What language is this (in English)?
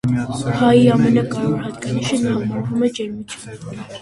Armenian